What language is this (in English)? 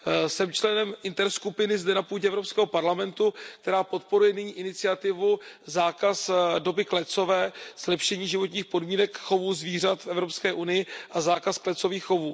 Czech